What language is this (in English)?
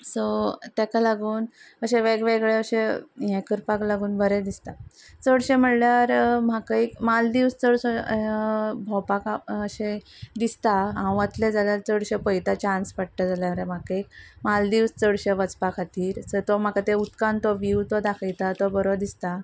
Konkani